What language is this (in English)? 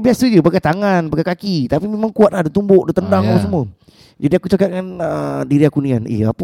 Malay